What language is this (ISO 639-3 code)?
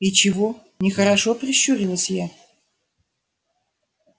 rus